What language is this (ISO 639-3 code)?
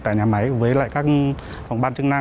vie